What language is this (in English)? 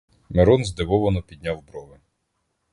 Ukrainian